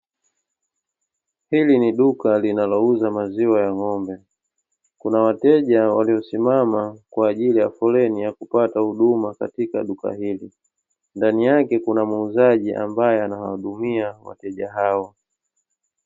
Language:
Swahili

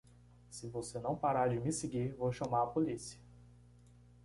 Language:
Portuguese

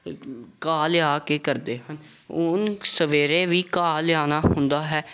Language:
Punjabi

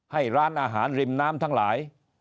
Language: Thai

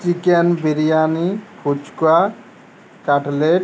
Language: Bangla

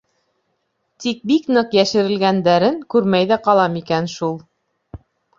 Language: Bashkir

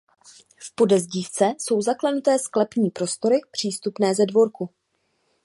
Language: Czech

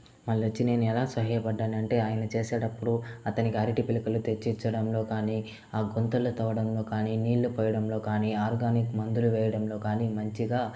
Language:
Telugu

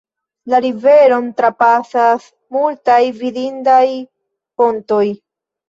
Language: Esperanto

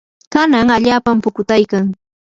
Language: Yanahuanca Pasco Quechua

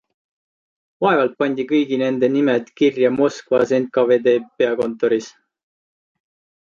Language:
Estonian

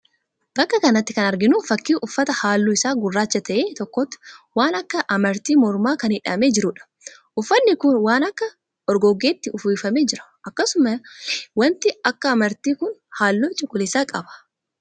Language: Oromo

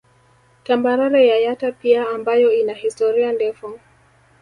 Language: Swahili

